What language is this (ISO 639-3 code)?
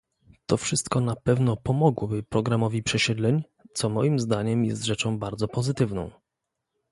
pol